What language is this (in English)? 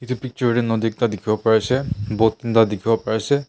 Naga Pidgin